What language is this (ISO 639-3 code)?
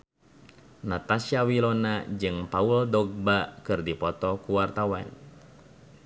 sun